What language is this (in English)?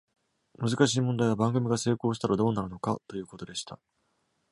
Japanese